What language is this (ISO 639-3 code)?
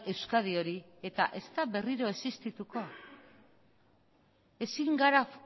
eus